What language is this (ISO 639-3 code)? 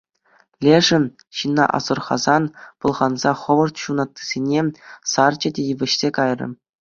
chv